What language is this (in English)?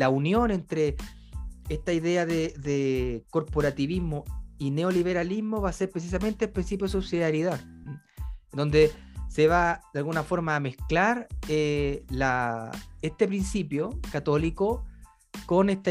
Spanish